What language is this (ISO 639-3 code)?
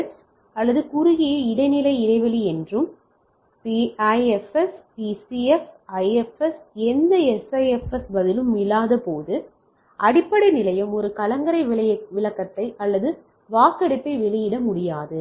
tam